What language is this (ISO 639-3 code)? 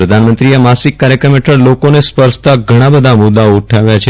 guj